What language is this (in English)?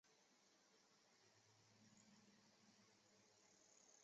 Chinese